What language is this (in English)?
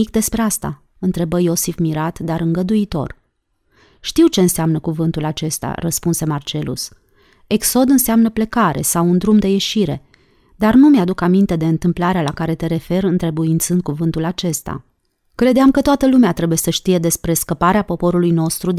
Romanian